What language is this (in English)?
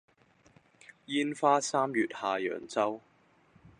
Cantonese